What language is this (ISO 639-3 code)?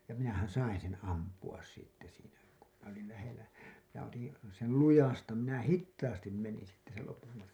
fin